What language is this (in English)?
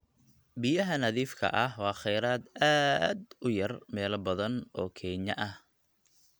Somali